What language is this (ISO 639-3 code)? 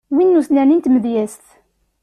kab